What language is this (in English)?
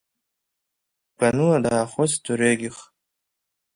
Abkhazian